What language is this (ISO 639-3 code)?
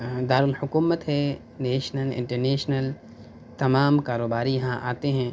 urd